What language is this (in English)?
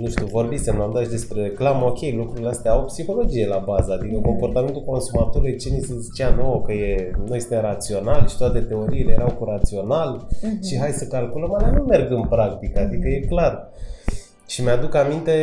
Romanian